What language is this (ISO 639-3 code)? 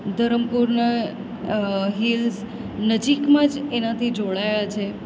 guj